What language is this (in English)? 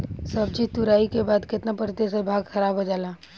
Bhojpuri